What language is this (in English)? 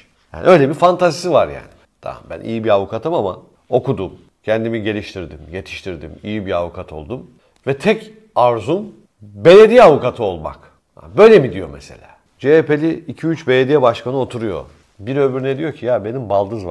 Turkish